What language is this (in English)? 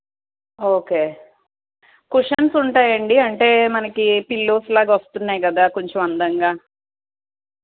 Telugu